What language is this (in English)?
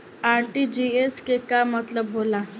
Bhojpuri